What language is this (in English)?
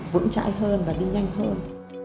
Vietnamese